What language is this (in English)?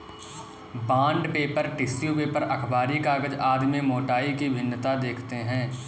Hindi